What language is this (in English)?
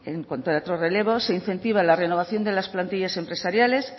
Spanish